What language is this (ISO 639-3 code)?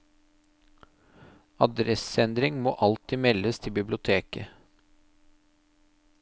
nor